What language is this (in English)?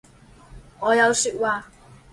Chinese